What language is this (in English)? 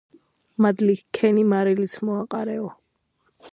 Georgian